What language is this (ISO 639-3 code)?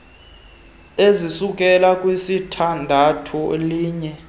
xho